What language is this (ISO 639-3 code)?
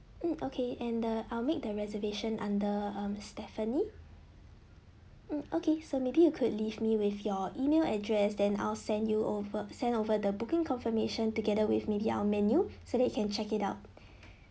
eng